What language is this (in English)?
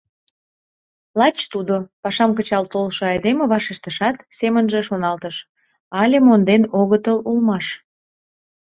Mari